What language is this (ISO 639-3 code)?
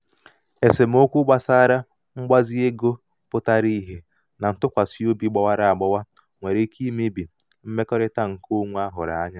ibo